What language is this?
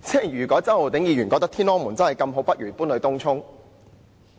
Cantonese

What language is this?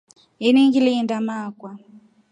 Rombo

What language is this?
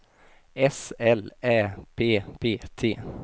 Swedish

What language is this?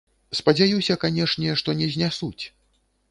Belarusian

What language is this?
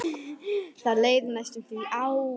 Icelandic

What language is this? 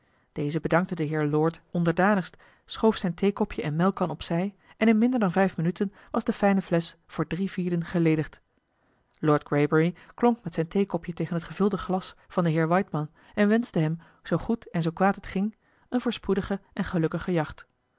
Dutch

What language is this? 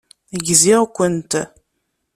Kabyle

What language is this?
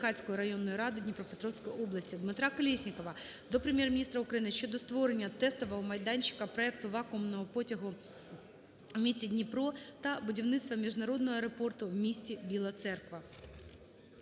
Ukrainian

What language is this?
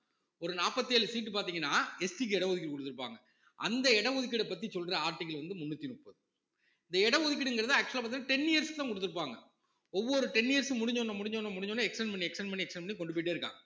Tamil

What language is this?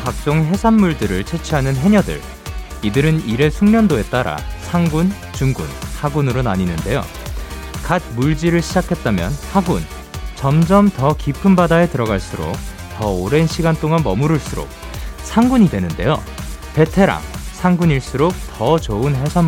Korean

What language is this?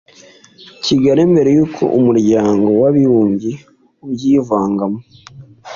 Kinyarwanda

